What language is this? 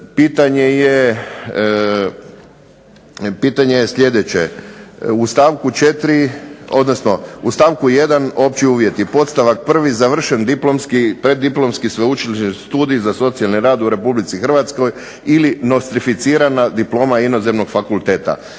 Croatian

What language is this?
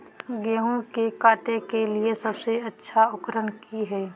Magahi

